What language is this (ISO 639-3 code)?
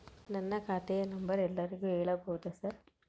kan